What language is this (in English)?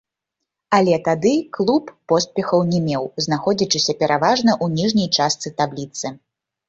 Belarusian